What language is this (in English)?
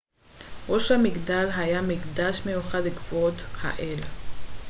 Hebrew